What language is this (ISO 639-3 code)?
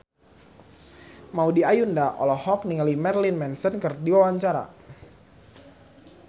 sun